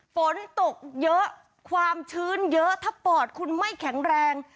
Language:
Thai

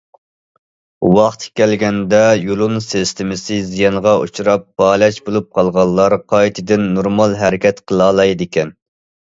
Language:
Uyghur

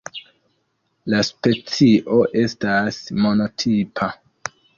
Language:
Esperanto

